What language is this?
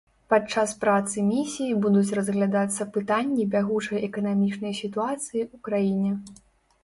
Belarusian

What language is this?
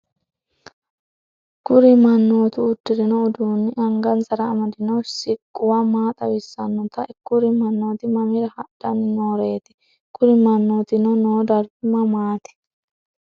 Sidamo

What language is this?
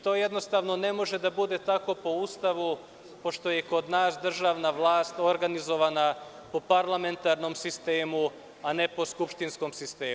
Serbian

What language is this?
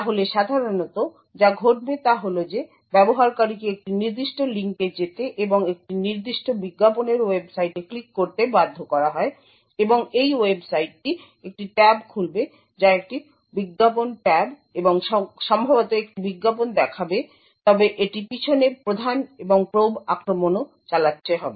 Bangla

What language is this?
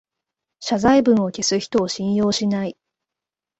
Japanese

